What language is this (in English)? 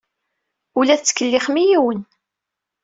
Kabyle